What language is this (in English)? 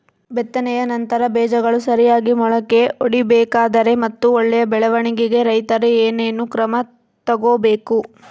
Kannada